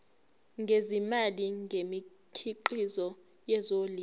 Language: Zulu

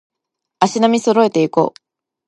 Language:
Japanese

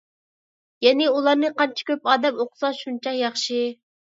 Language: Uyghur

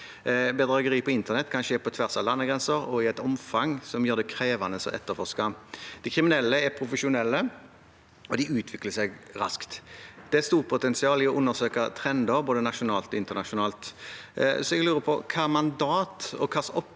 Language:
Norwegian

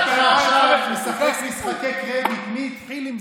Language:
Hebrew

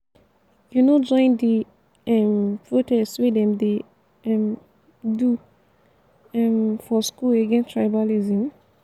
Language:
Nigerian Pidgin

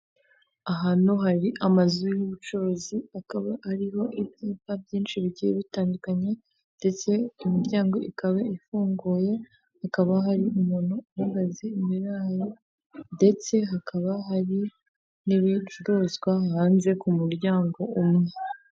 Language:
Kinyarwanda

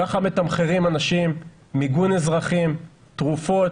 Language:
Hebrew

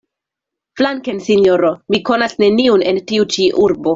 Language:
Esperanto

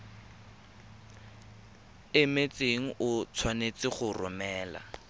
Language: Tswana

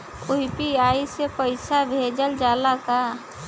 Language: Bhojpuri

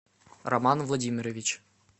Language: Russian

